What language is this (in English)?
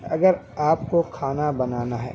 Urdu